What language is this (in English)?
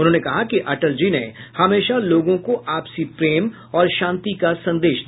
Hindi